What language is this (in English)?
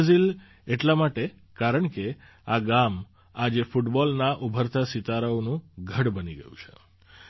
Gujarati